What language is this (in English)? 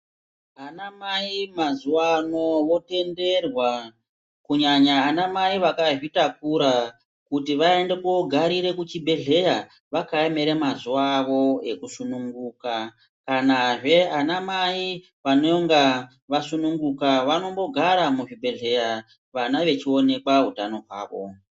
Ndau